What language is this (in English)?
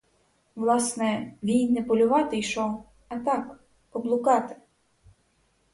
Ukrainian